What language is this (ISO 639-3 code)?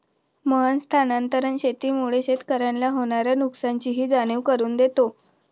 mar